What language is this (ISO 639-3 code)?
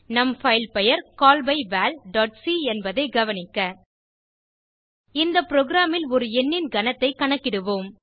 tam